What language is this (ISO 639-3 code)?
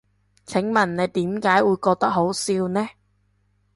yue